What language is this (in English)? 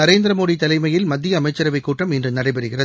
Tamil